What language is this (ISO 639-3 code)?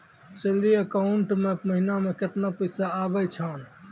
mai